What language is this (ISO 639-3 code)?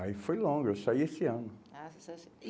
por